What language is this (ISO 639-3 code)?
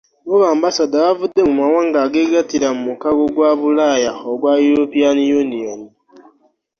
lug